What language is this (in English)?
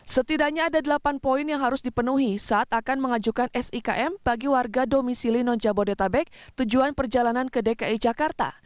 Indonesian